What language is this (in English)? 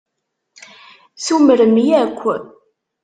Kabyle